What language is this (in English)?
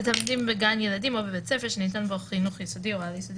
Hebrew